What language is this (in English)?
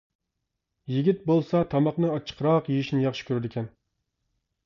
Uyghur